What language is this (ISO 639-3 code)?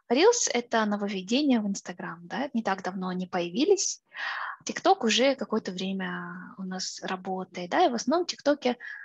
rus